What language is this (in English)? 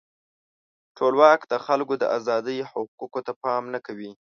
Pashto